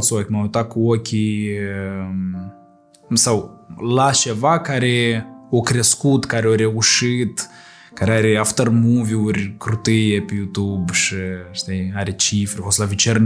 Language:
Romanian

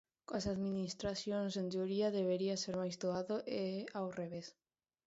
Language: Galician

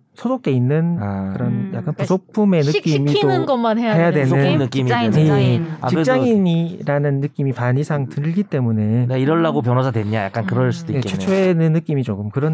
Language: Korean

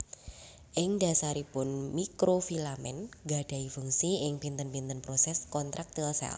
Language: Javanese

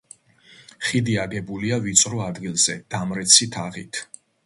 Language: Georgian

